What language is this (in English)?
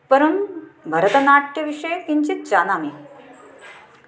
Sanskrit